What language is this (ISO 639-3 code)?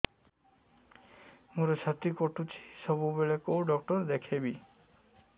ori